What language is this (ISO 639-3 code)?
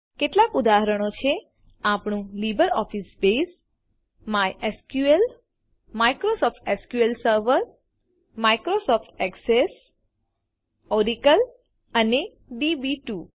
guj